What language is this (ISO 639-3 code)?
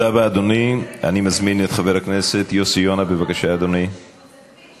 heb